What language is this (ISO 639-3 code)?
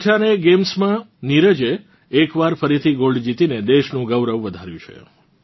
guj